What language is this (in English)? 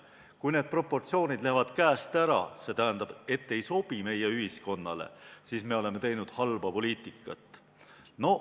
Estonian